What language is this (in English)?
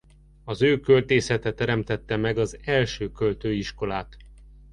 Hungarian